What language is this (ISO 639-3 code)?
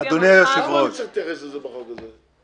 heb